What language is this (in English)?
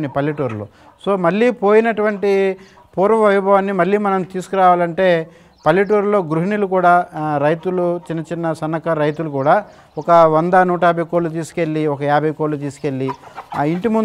Telugu